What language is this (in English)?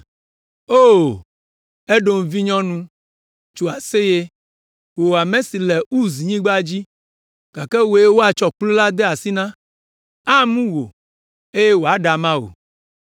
Ewe